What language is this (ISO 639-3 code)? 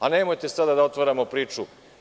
srp